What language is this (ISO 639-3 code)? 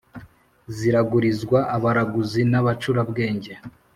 kin